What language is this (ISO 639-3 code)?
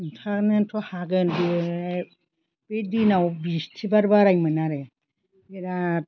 brx